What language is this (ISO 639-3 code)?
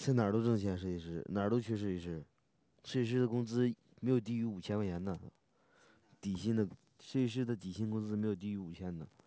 zho